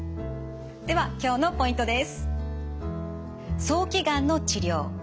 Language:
Japanese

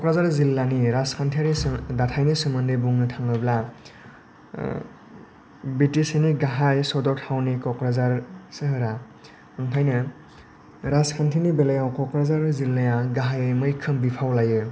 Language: Bodo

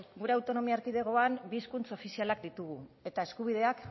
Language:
Basque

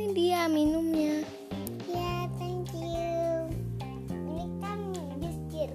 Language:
Indonesian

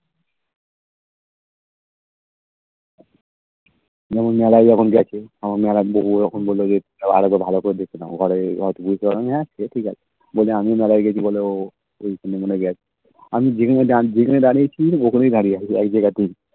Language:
Bangla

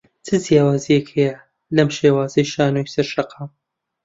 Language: Central Kurdish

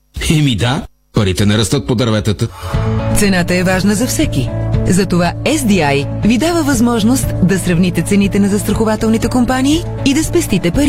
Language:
Bulgarian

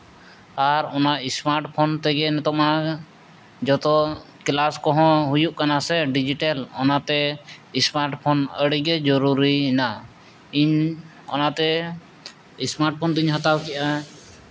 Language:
Santali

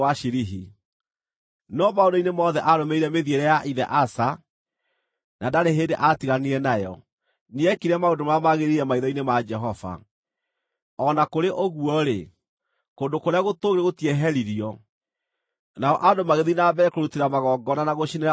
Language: Kikuyu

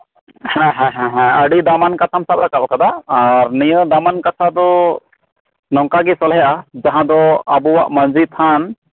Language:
Santali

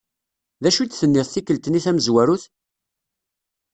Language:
Kabyle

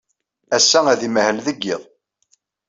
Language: Kabyle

